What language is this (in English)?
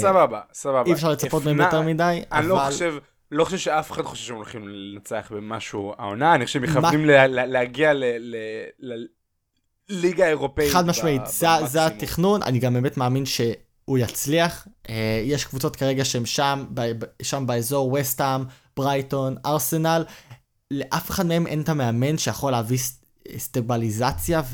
Hebrew